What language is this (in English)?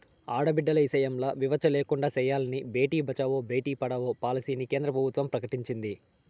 Telugu